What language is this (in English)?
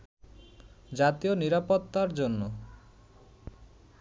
Bangla